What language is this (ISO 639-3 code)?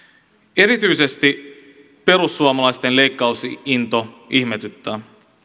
fin